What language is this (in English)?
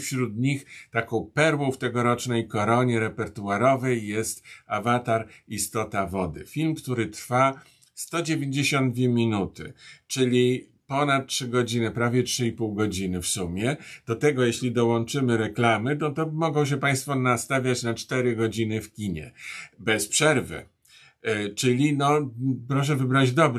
Polish